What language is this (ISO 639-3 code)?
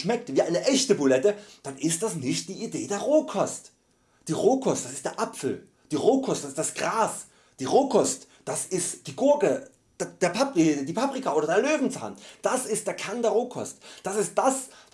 deu